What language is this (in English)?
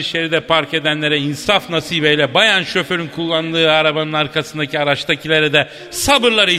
Turkish